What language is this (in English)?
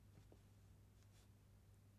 Danish